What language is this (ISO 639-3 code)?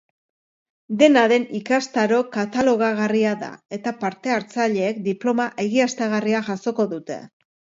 eus